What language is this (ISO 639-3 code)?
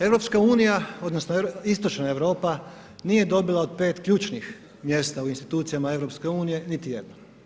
hrv